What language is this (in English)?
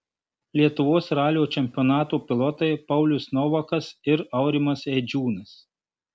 Lithuanian